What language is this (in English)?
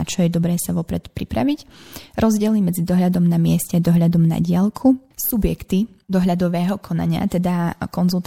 Slovak